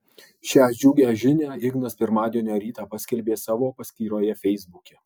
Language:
Lithuanian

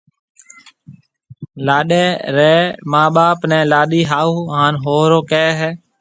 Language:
Marwari (Pakistan)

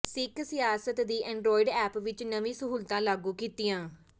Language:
Punjabi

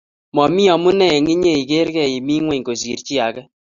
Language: Kalenjin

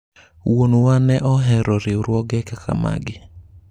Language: Luo (Kenya and Tanzania)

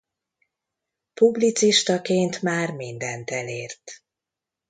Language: Hungarian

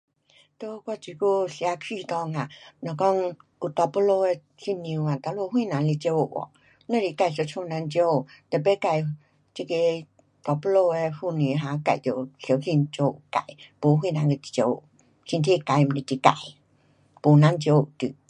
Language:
Pu-Xian Chinese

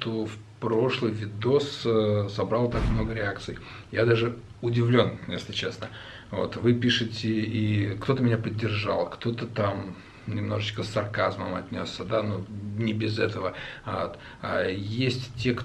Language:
Russian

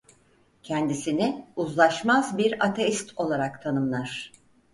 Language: Turkish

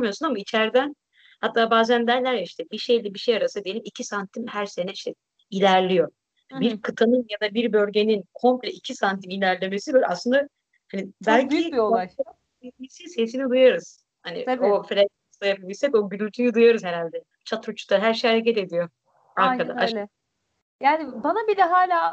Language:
Turkish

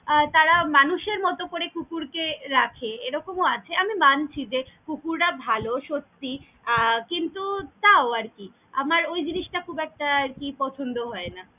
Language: Bangla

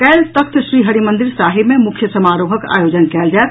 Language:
Maithili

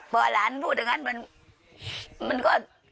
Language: Thai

